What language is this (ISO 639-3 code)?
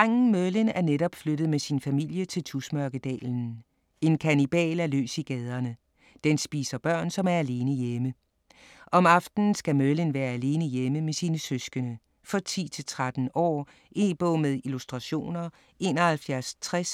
dan